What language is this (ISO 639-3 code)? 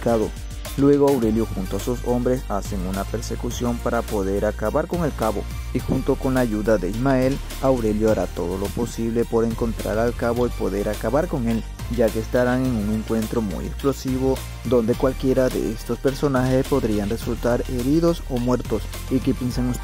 spa